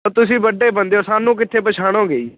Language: Punjabi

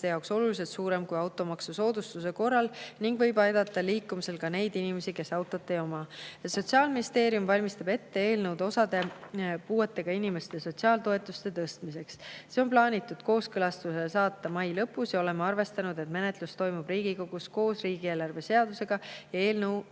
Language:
Estonian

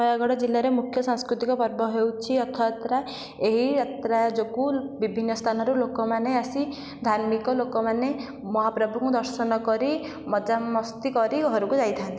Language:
Odia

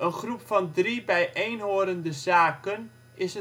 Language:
Dutch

